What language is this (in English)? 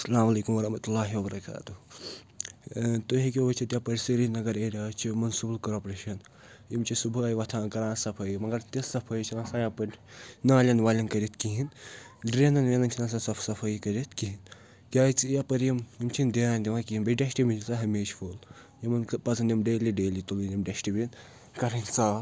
Kashmiri